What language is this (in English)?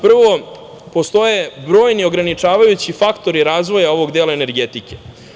Serbian